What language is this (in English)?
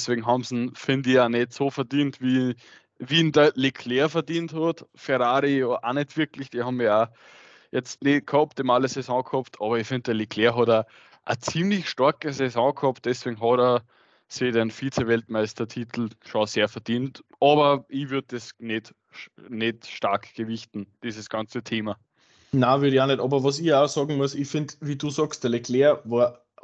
German